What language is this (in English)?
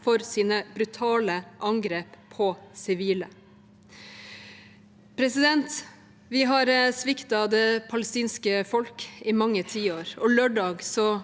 Norwegian